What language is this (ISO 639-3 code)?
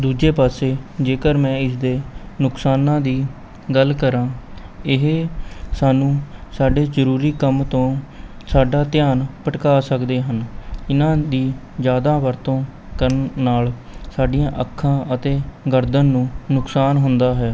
pan